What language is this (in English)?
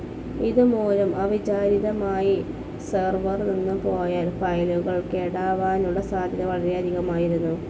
Malayalam